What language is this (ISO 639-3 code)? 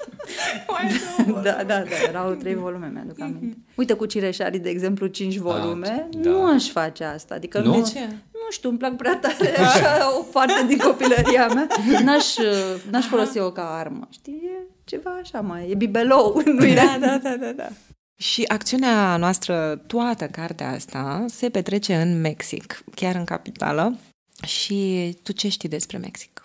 ron